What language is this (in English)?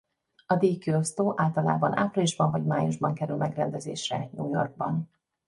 Hungarian